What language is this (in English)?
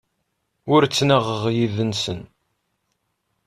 Kabyle